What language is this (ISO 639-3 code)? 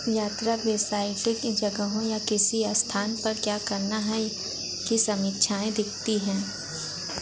hin